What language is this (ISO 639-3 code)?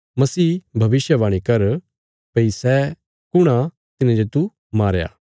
kfs